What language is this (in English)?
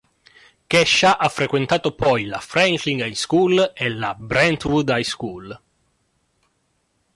Italian